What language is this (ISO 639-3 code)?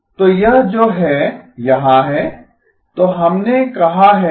hin